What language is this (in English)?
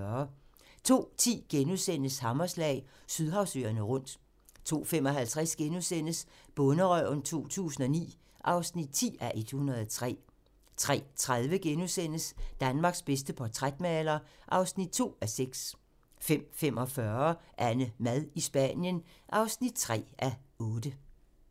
Danish